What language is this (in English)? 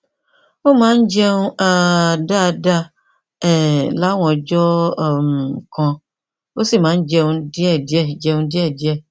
Yoruba